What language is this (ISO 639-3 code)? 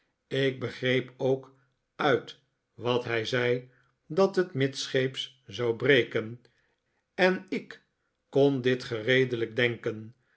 nld